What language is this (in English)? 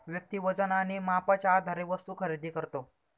Marathi